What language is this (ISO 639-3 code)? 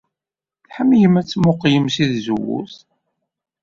kab